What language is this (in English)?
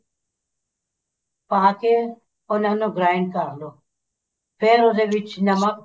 Punjabi